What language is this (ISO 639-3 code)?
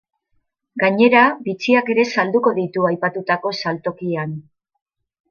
eus